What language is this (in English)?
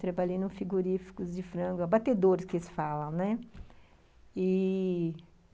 Portuguese